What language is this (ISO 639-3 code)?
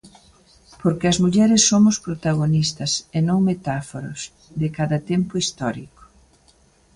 glg